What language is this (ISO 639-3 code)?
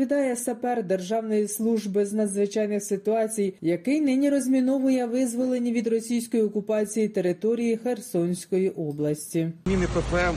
ukr